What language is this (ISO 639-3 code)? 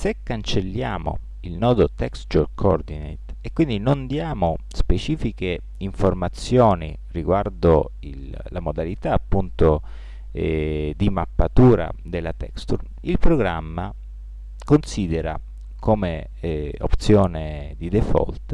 ita